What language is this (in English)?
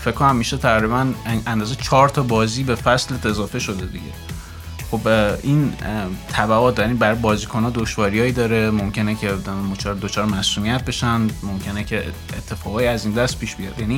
Persian